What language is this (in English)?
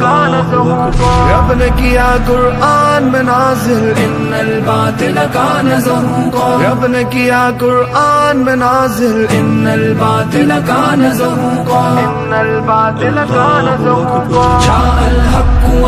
Thai